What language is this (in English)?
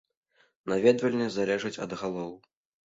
Belarusian